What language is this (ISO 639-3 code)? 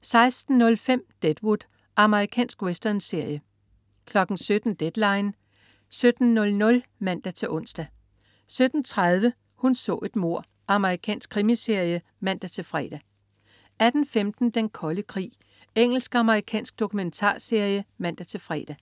dan